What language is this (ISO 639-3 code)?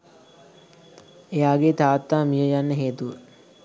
sin